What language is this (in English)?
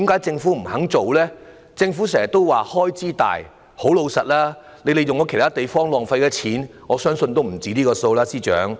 Cantonese